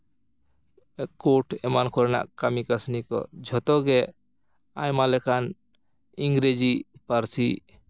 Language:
Santali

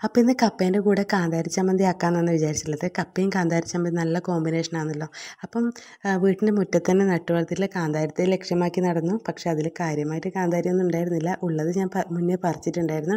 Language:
Arabic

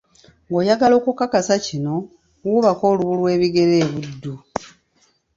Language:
Ganda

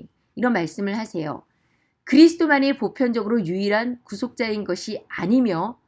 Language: Korean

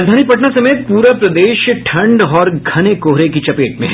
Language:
Hindi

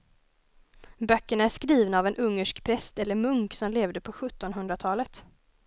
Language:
Swedish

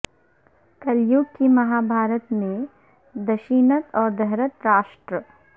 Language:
Urdu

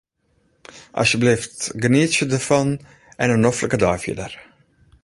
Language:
Western Frisian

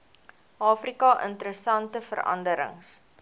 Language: Afrikaans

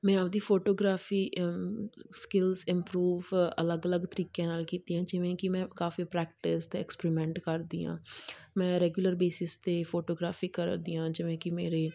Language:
Punjabi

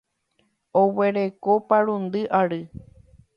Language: Guarani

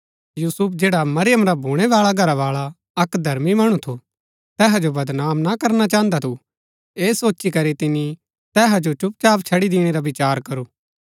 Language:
Gaddi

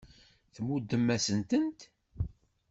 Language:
Kabyle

